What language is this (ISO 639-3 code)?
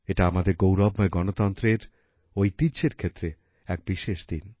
ben